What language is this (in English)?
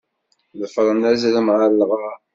Kabyle